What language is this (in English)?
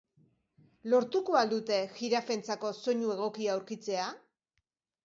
Basque